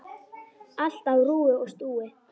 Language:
Icelandic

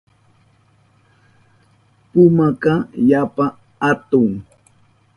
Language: Southern Pastaza Quechua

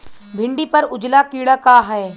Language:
Bhojpuri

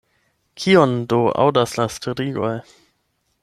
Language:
Esperanto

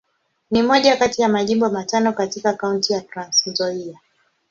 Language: Swahili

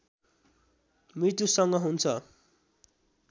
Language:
Nepali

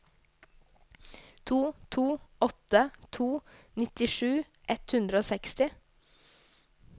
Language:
Norwegian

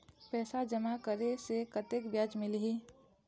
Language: Chhattisgarhi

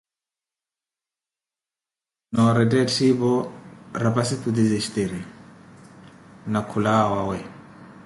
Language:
Koti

